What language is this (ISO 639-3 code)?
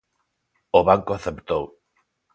glg